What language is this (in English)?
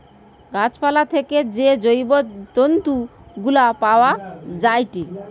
Bangla